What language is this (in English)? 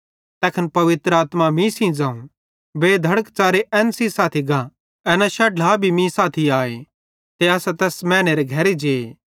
Bhadrawahi